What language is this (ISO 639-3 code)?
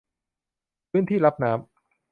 tha